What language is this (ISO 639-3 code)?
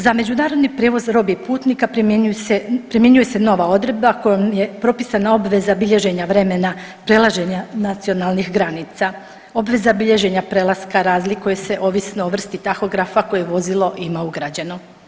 hrv